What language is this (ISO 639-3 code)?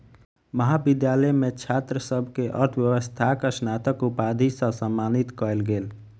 mai